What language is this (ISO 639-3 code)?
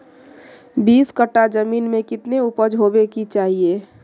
mag